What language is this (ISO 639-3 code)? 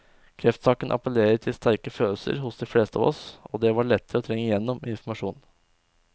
nor